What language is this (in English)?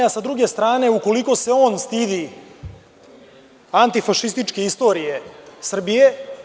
Serbian